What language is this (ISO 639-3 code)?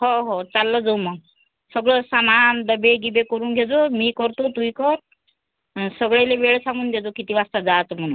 mar